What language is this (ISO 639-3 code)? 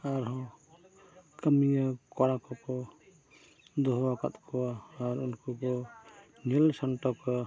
sat